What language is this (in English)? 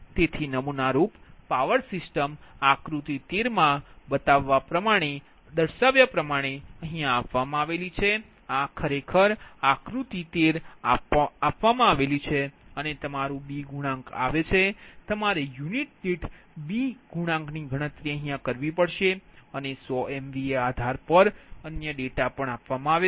Gujarati